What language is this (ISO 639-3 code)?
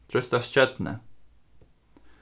fao